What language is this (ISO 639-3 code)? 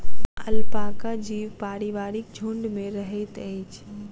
mai